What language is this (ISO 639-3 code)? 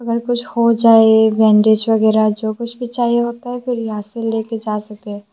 hin